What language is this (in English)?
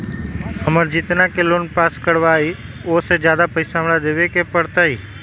Magahi